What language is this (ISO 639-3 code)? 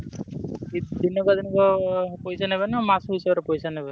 ori